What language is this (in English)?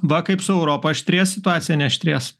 Lithuanian